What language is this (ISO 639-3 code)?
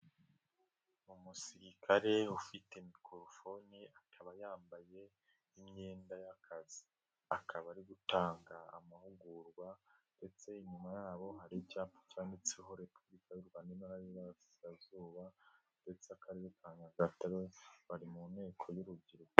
kin